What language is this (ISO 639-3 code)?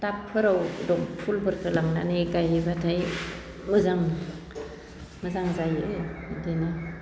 brx